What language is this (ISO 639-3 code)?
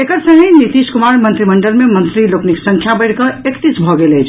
mai